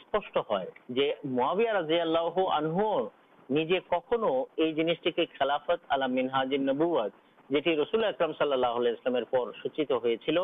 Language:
Urdu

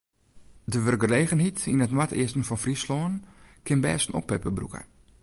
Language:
Western Frisian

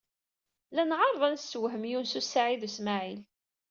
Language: Kabyle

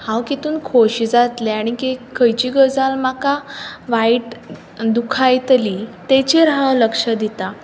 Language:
Konkani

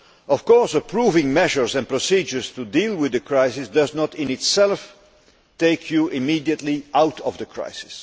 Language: English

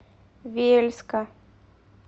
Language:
Russian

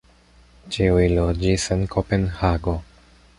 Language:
Esperanto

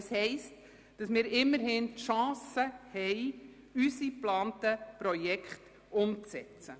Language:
Swiss German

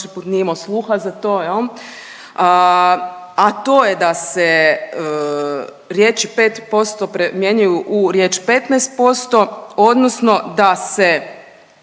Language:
Croatian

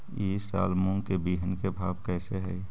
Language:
Magahi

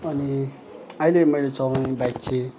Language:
Nepali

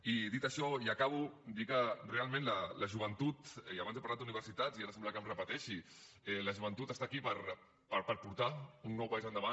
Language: Catalan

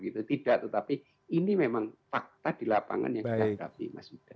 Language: Indonesian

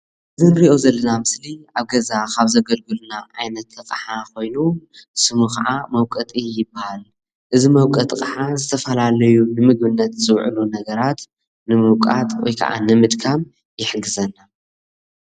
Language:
Tigrinya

